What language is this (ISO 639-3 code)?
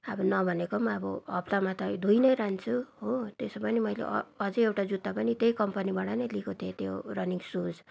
nep